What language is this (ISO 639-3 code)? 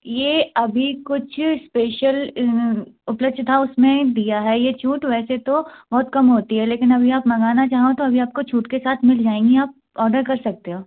hin